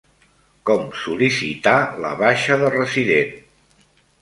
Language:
Catalan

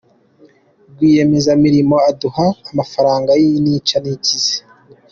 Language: Kinyarwanda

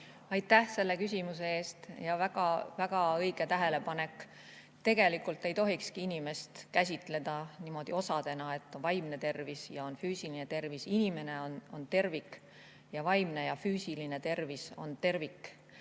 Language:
Estonian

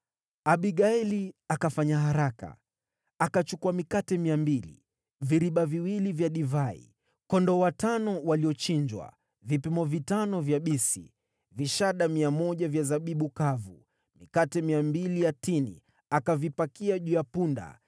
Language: Swahili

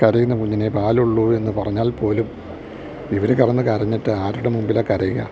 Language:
Malayalam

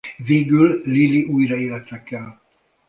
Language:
Hungarian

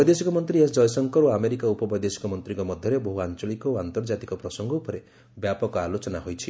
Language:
Odia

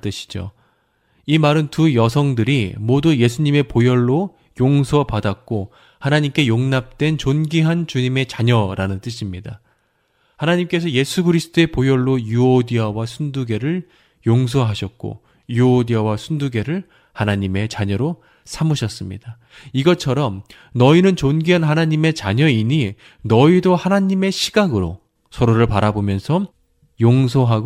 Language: Korean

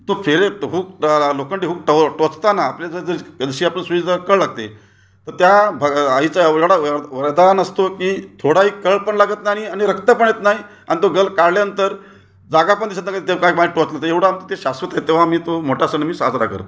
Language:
Marathi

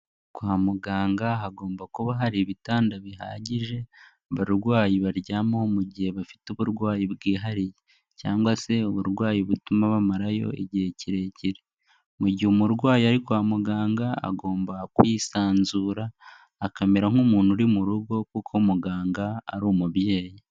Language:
Kinyarwanda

